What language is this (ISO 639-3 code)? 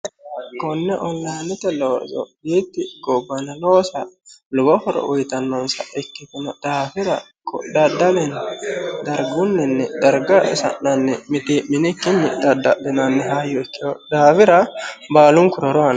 sid